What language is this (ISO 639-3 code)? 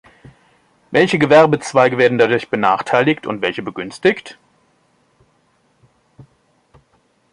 deu